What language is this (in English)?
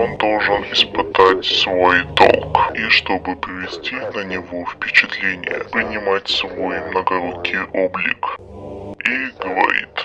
Russian